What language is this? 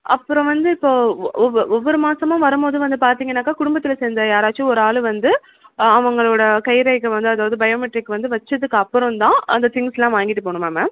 Tamil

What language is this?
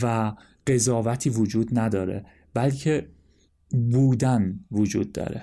Persian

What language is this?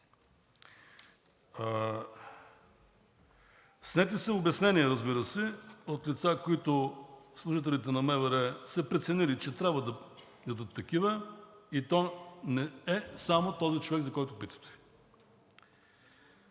Bulgarian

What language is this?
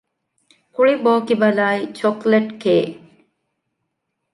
Divehi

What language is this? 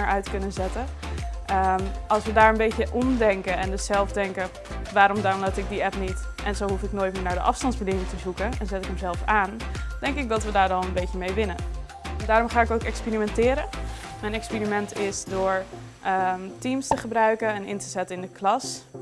Dutch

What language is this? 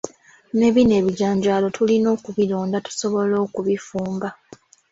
Ganda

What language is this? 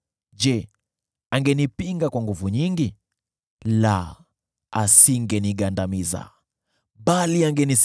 Swahili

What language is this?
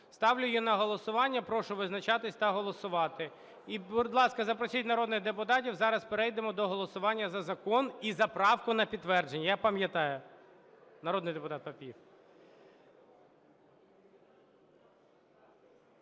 Ukrainian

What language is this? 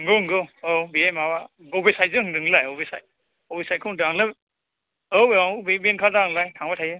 Bodo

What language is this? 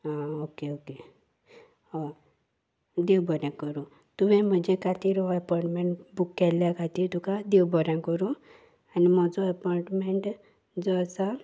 Konkani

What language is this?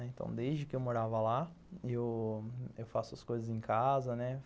Portuguese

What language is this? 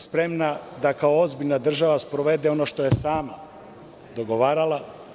Serbian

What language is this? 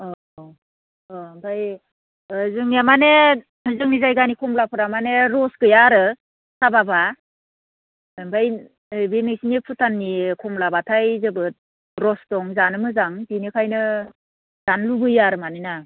Bodo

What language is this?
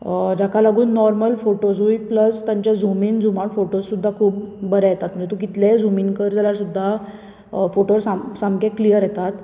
Konkani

